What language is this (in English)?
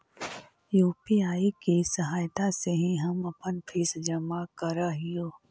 Magahi